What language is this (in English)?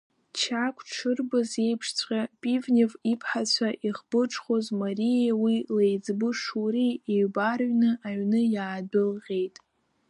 Abkhazian